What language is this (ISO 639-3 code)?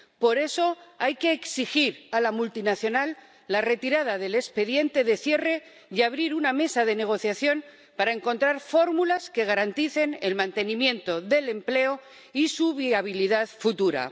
spa